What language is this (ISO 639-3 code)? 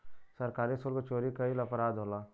bho